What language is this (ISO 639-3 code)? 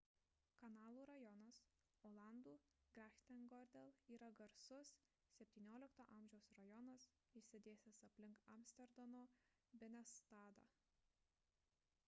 lit